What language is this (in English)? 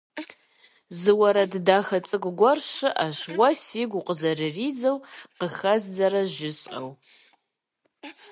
Kabardian